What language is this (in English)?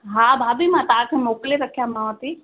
Sindhi